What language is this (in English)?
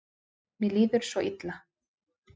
Icelandic